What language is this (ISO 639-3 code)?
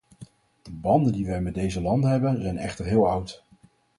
nld